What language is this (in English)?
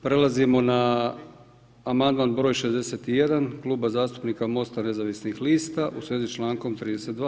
Croatian